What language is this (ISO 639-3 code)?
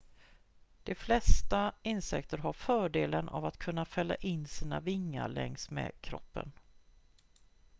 swe